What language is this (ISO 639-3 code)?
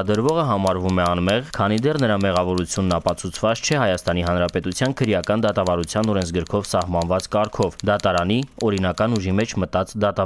ron